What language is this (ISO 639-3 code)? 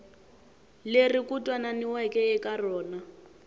tso